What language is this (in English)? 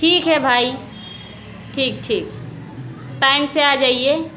Hindi